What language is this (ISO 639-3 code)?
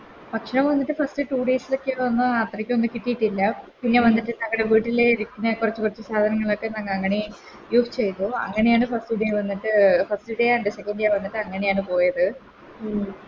mal